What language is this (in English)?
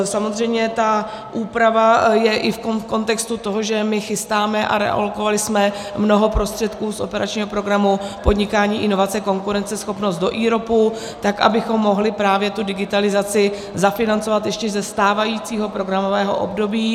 Czech